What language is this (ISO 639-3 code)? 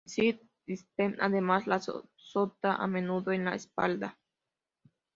spa